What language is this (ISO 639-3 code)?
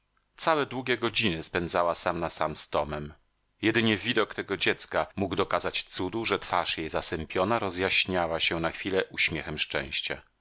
pol